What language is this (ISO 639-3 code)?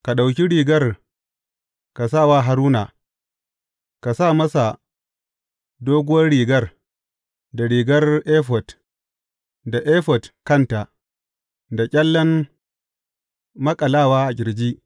hau